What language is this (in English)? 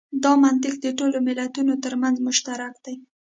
Pashto